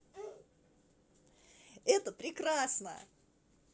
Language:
Russian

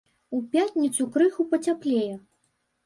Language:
Belarusian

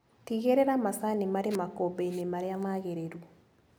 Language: Kikuyu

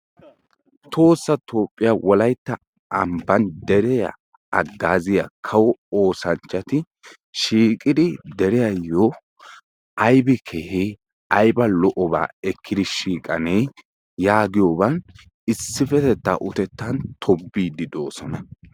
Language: Wolaytta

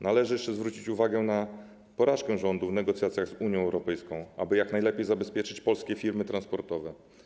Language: Polish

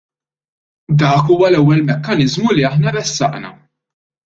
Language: Maltese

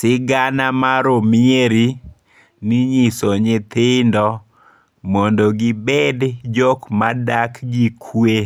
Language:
Luo (Kenya and Tanzania)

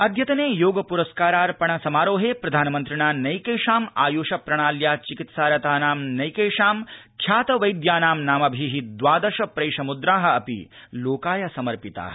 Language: Sanskrit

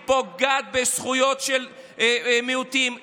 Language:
Hebrew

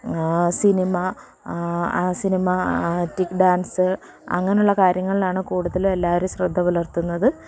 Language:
Malayalam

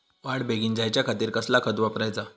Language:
Marathi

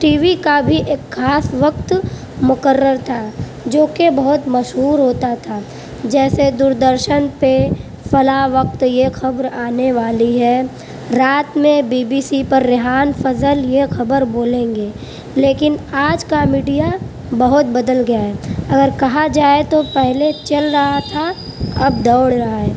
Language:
Urdu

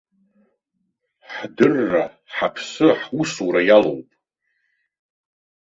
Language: Abkhazian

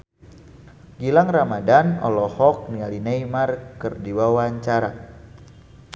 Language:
Sundanese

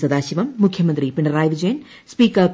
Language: Malayalam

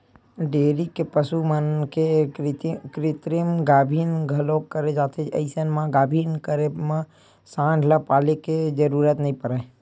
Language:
Chhattisgarhi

